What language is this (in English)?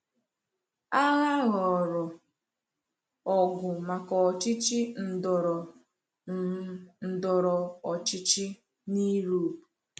Igbo